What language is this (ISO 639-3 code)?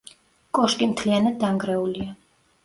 kat